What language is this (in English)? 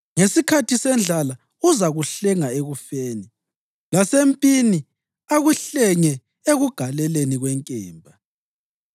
North Ndebele